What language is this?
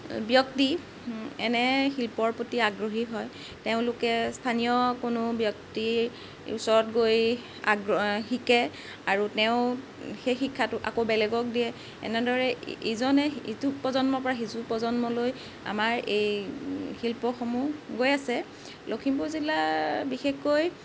Assamese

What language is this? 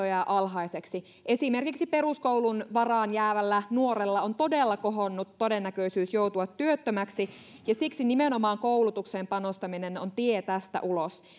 Finnish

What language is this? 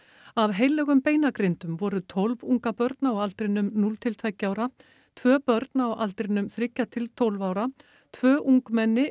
Icelandic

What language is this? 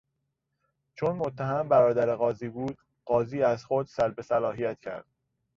Persian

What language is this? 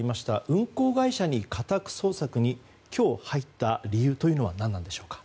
Japanese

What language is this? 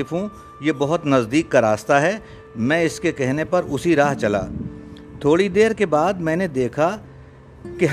Urdu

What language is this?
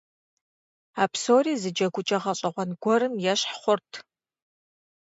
Kabardian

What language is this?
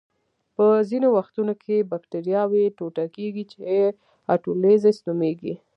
Pashto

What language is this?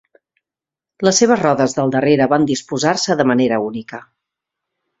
Catalan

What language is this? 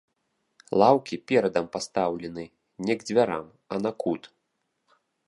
Belarusian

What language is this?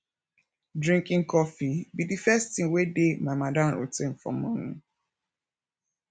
Nigerian Pidgin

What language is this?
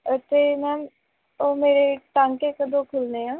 Punjabi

